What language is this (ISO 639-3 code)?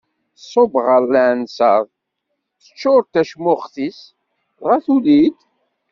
kab